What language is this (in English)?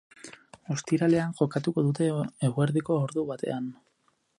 Basque